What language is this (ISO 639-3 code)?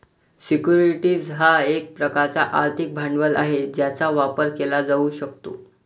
mar